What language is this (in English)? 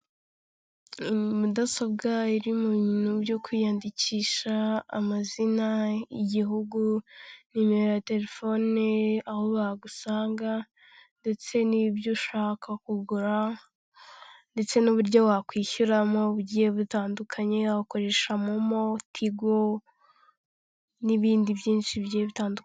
Kinyarwanda